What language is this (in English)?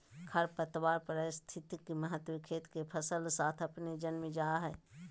Magahi